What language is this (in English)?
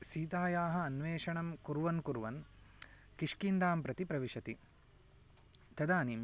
Sanskrit